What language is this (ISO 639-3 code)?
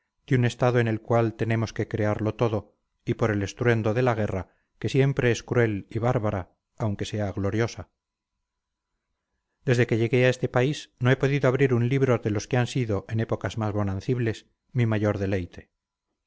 spa